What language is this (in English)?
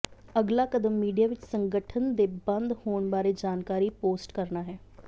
Punjabi